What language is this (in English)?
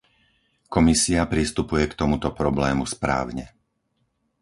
Slovak